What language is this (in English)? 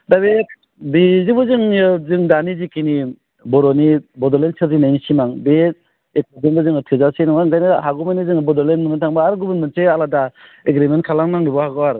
Bodo